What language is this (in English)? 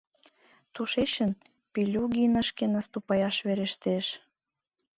Mari